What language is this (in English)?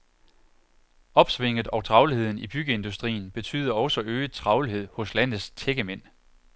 Danish